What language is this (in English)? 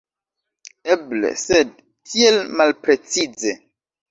Esperanto